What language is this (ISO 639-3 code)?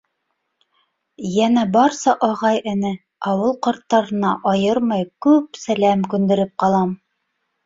bak